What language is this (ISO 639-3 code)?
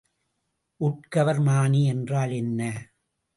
tam